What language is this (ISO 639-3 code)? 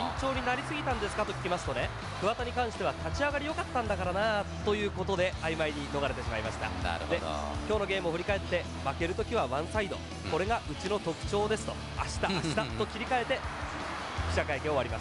jpn